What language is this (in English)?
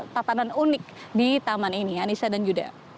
Indonesian